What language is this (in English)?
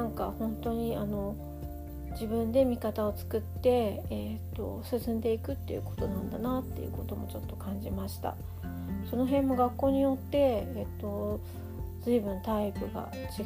Japanese